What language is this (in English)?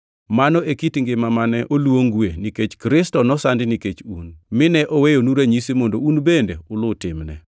Luo (Kenya and Tanzania)